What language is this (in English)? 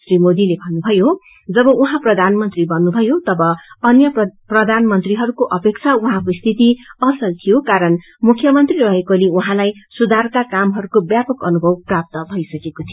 Nepali